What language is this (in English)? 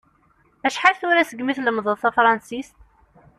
Kabyle